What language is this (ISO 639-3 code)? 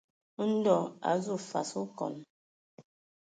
ewo